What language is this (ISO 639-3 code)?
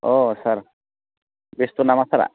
brx